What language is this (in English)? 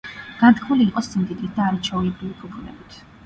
Georgian